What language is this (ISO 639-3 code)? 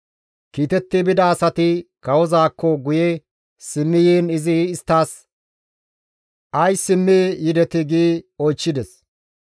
gmv